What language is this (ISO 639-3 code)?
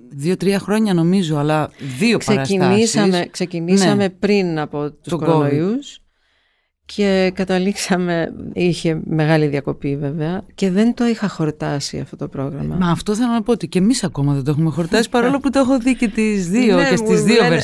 ell